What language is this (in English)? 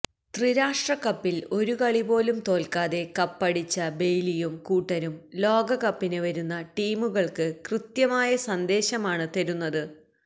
Malayalam